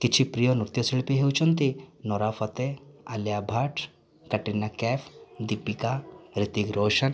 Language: Odia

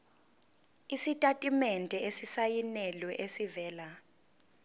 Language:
Zulu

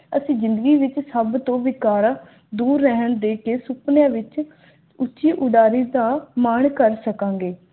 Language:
Punjabi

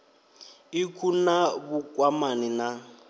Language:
Venda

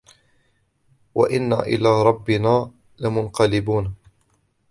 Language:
Arabic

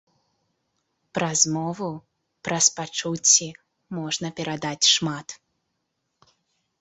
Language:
Belarusian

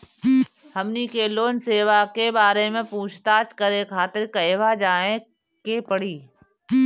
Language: Bhojpuri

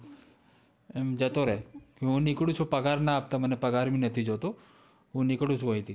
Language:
Gujarati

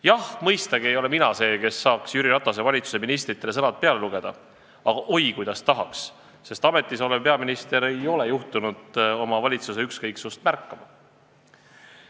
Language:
Estonian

